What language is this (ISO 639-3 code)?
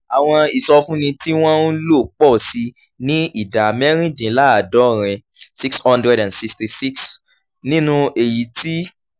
yor